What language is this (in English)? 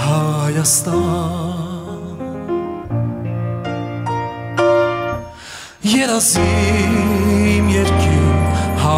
Romanian